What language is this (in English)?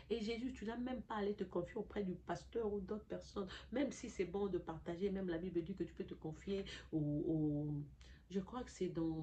French